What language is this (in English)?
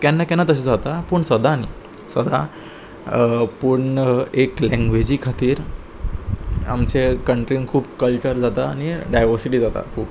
Konkani